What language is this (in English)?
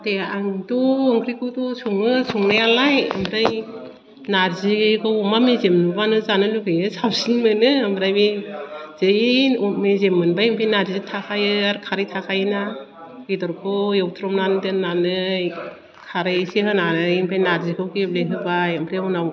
Bodo